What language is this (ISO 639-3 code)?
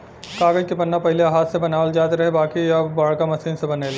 bho